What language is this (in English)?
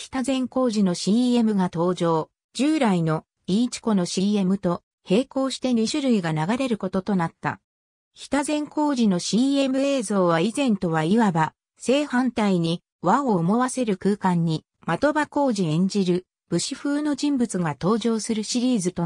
Japanese